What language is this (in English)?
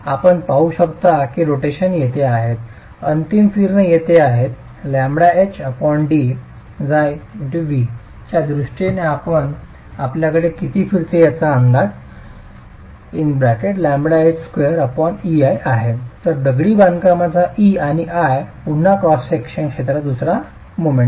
Marathi